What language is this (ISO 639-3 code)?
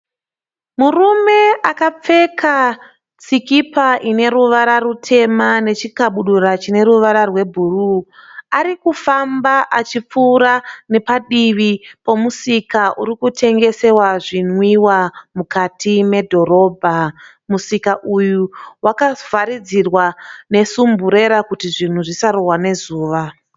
sna